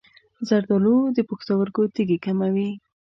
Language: Pashto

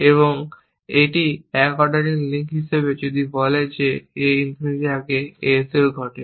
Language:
Bangla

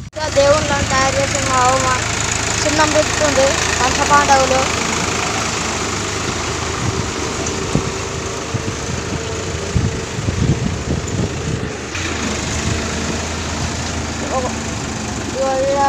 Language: Telugu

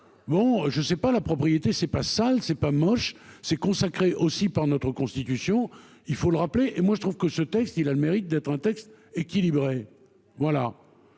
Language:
French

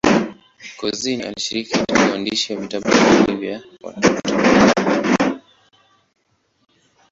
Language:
Swahili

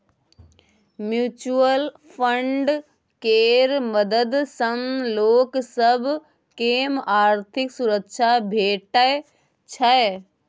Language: Maithili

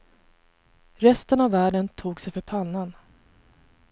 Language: Swedish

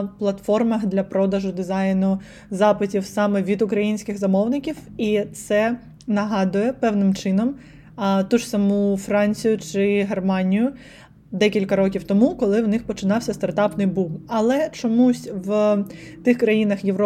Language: Ukrainian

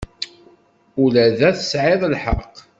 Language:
Kabyle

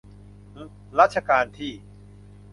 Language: Thai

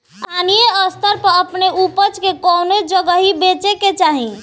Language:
Bhojpuri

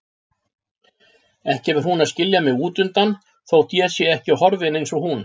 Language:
Icelandic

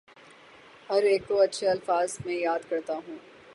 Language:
Urdu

